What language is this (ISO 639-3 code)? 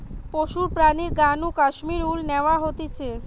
ben